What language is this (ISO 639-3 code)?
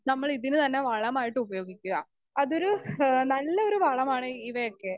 mal